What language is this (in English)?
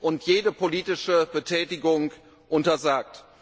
German